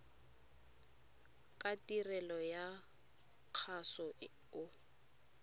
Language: Tswana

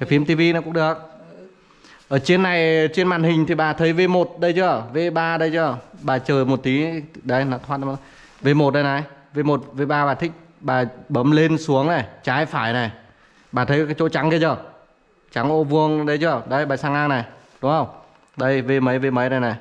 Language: Vietnamese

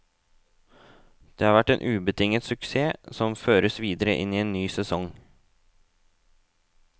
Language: Norwegian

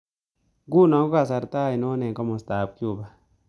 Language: Kalenjin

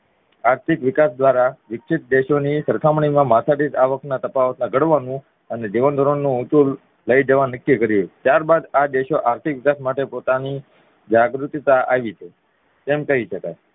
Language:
Gujarati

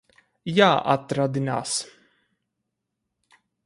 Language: Latvian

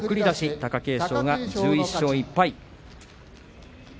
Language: Japanese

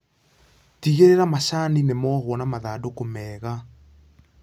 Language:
Kikuyu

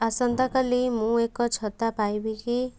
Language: Odia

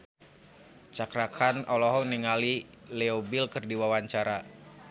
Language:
Sundanese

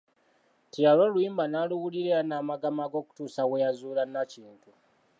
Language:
Ganda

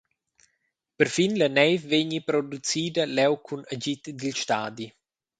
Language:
Romansh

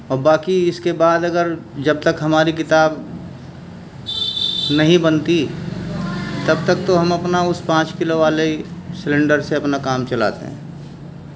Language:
Urdu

